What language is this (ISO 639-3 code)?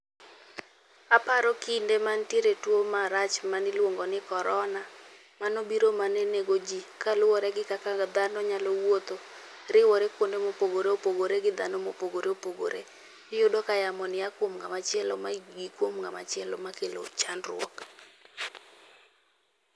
luo